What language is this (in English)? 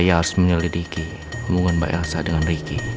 Indonesian